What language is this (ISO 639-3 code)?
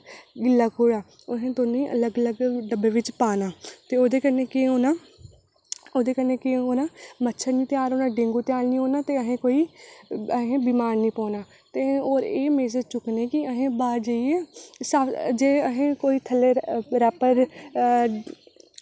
doi